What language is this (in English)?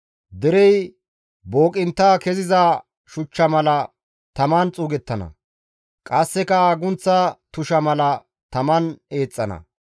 Gamo